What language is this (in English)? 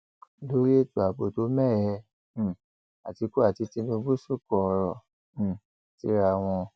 Yoruba